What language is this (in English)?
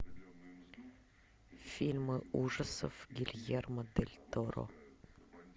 Russian